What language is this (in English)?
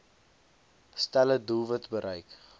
Afrikaans